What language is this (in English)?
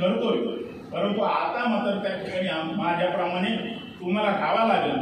Marathi